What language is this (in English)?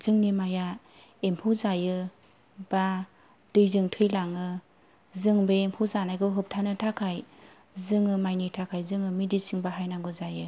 Bodo